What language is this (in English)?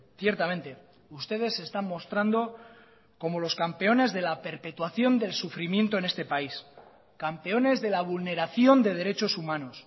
Spanish